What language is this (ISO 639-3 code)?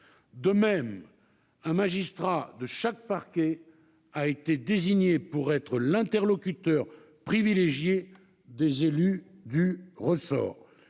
fra